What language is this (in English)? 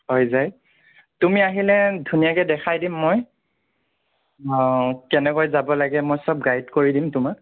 Assamese